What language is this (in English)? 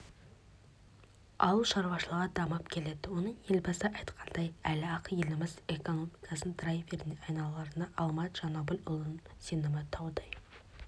Kazakh